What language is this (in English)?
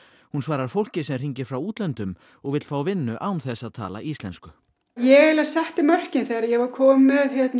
Icelandic